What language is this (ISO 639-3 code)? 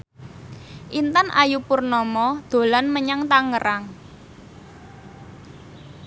jav